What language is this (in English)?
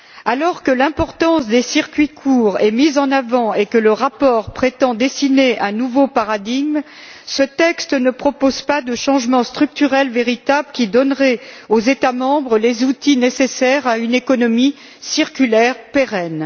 French